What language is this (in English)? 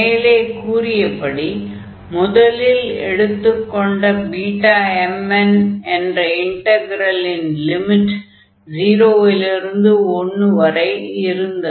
Tamil